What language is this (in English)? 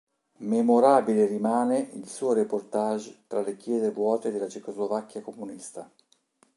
Italian